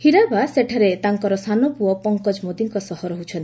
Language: Odia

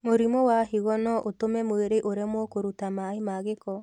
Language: Kikuyu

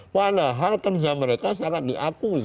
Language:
Indonesian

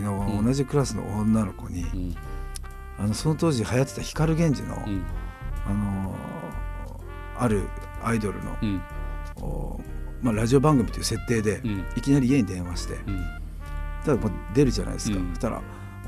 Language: Japanese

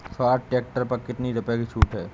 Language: Hindi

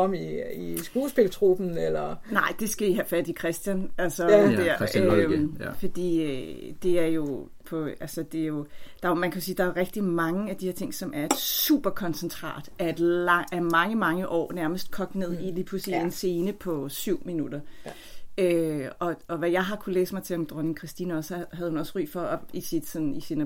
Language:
Danish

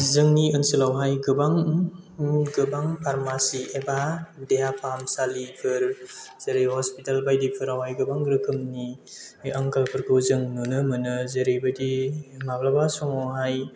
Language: Bodo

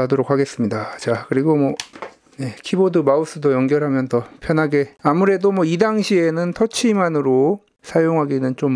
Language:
Korean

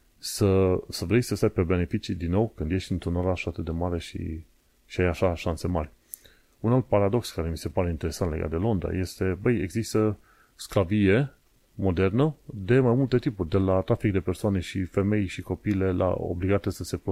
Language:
Romanian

